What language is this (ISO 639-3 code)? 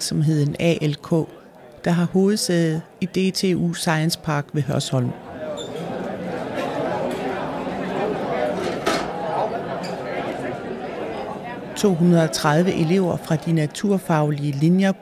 dan